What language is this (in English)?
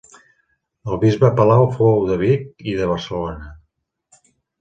Catalan